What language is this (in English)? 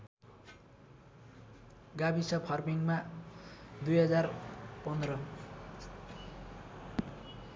Nepali